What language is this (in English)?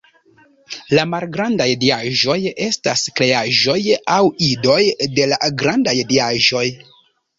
Esperanto